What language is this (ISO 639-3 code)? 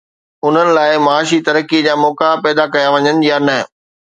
snd